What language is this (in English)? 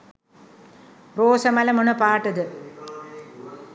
Sinhala